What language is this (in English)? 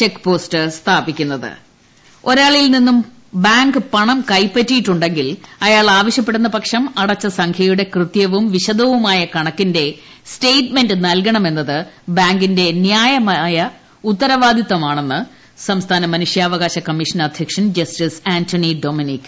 Malayalam